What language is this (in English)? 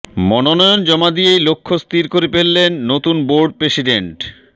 Bangla